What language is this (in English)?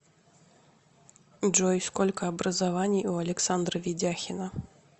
Russian